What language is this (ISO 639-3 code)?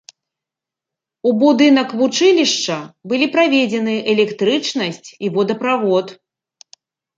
bel